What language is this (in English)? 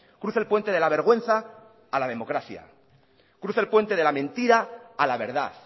Spanish